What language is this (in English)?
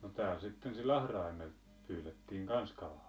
Finnish